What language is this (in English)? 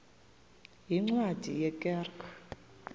Xhosa